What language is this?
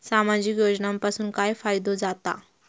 Marathi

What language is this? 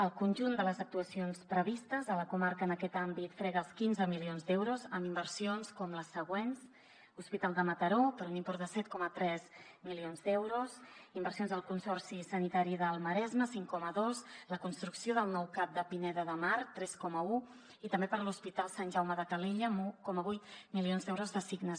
Catalan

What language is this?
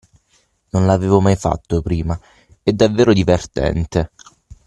Italian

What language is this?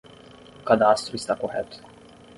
Portuguese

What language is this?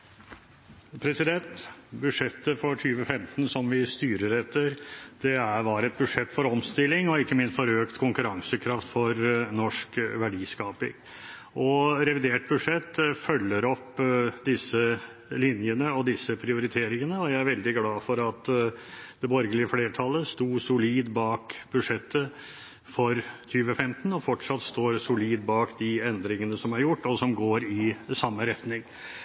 Norwegian Bokmål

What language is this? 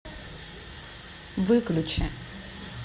Russian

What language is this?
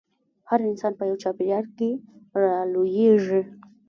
Pashto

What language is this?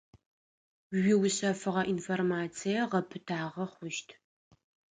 Adyghe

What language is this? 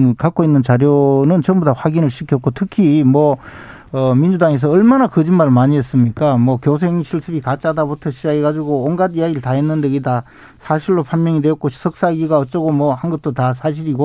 Korean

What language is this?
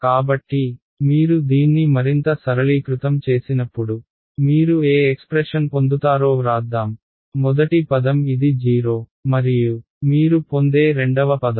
Telugu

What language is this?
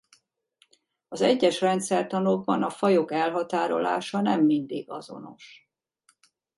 Hungarian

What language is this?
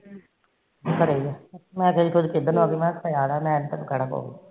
Punjabi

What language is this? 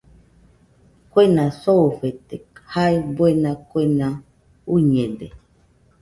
Nüpode Huitoto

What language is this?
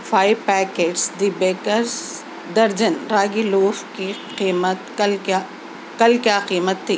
Urdu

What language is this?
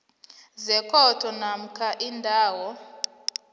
South Ndebele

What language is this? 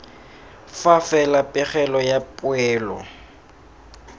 Tswana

